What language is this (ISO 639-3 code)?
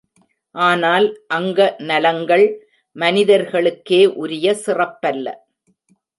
tam